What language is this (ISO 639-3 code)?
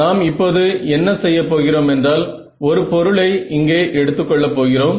tam